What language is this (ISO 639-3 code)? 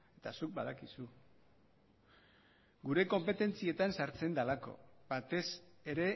eus